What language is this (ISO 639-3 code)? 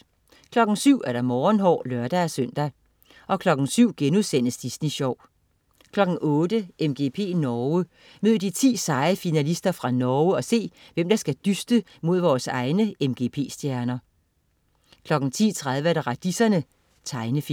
dan